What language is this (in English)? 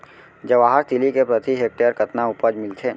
Chhattisgarhi